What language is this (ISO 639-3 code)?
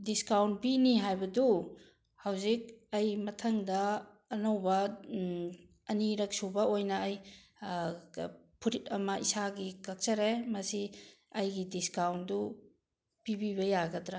mni